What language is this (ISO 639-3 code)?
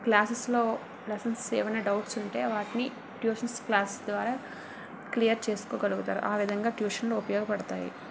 tel